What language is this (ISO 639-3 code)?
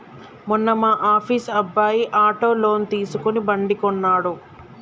tel